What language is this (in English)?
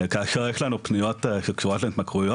Hebrew